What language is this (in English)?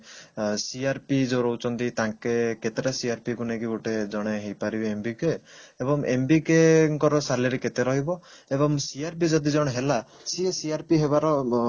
Odia